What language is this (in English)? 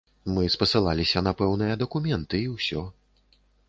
Belarusian